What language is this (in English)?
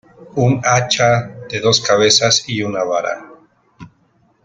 Spanish